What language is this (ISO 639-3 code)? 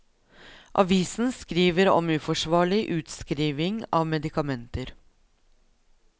nor